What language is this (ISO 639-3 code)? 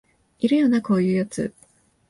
jpn